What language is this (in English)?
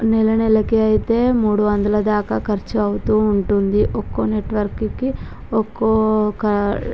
Telugu